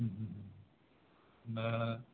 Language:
Bodo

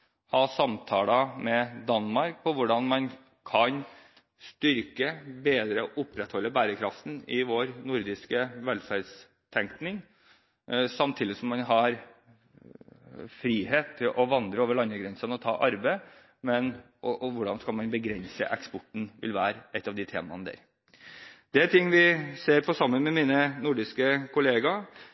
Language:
Norwegian Bokmål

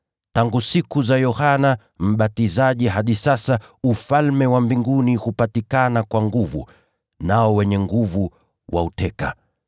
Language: Swahili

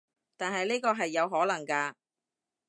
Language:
Cantonese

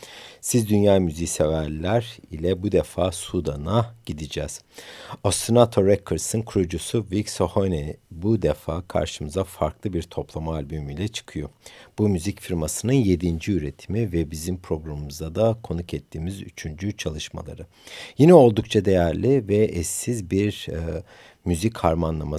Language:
Turkish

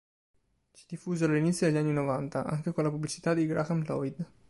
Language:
Italian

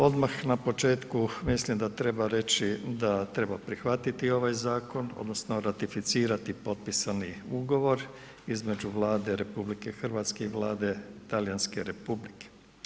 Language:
Croatian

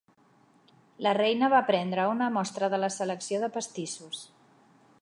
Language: Catalan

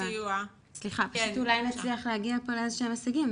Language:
Hebrew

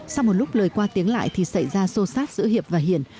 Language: Vietnamese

